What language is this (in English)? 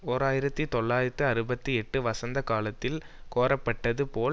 Tamil